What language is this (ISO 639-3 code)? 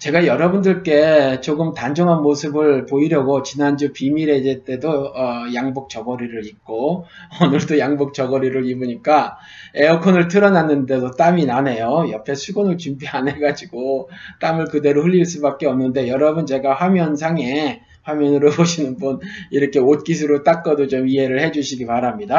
kor